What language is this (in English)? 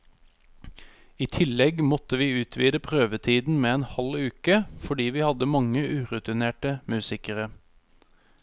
Norwegian